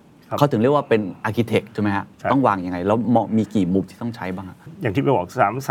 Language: Thai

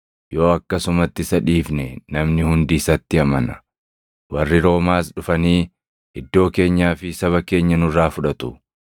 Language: Oromo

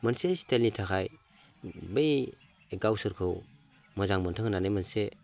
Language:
Bodo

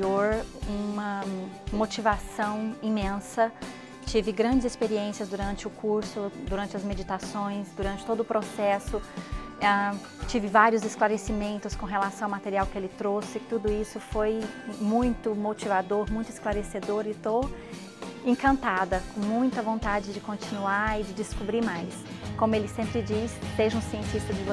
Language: Portuguese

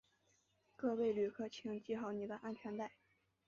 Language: Chinese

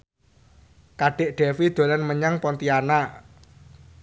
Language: Javanese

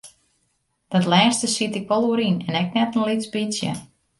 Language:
Western Frisian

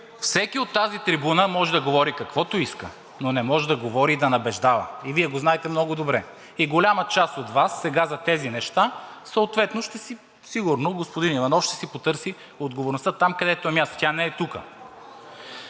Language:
Bulgarian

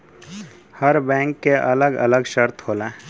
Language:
Bhojpuri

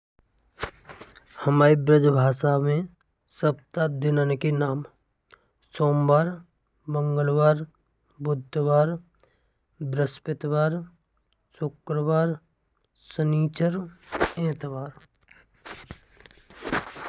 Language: Braj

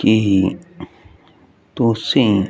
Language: Punjabi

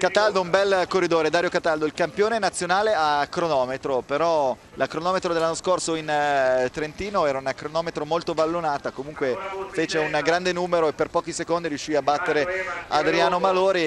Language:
Italian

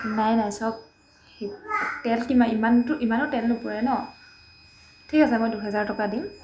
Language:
Assamese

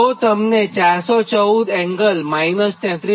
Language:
Gujarati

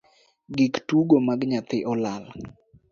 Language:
Luo (Kenya and Tanzania)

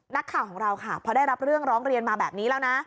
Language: Thai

